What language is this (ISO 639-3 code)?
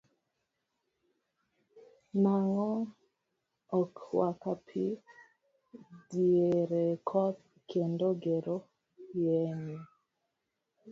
luo